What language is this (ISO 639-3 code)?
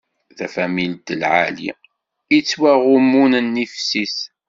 kab